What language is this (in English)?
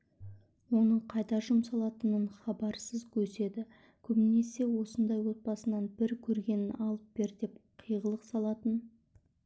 Kazakh